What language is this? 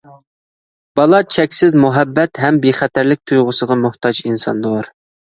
Uyghur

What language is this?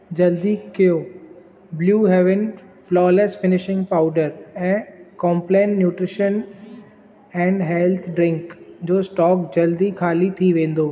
Sindhi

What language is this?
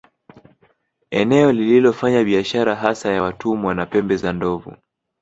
Swahili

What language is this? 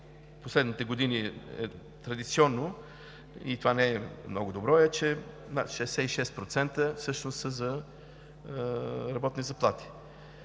Bulgarian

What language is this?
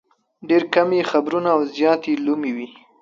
Pashto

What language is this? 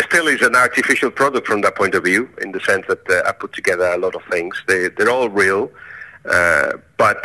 English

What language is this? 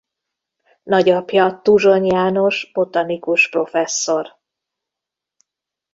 Hungarian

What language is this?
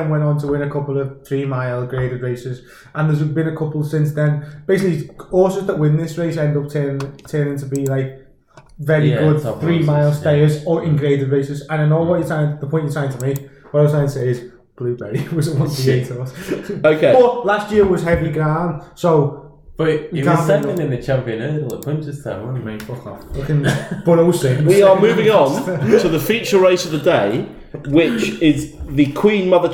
English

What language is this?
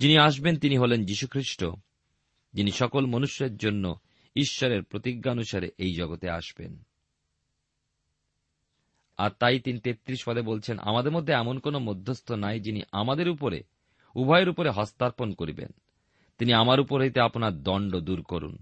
Bangla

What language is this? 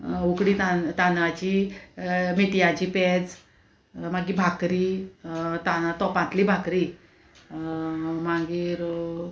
Konkani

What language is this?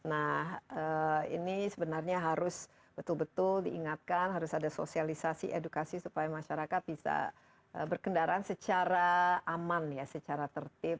Indonesian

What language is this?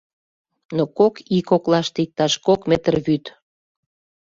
Mari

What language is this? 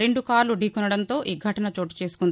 Telugu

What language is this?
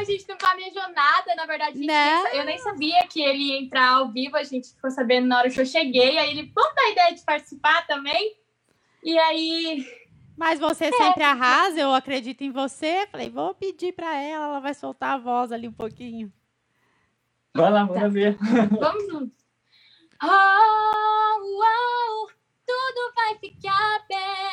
Portuguese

